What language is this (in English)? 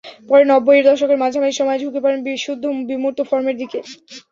Bangla